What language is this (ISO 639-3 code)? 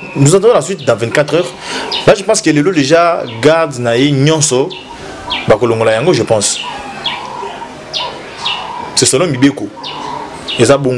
fra